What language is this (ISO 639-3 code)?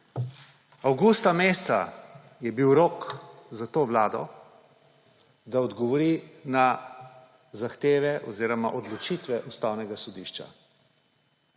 slv